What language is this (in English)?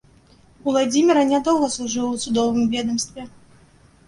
Belarusian